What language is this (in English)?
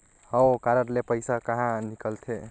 Chhattisgarhi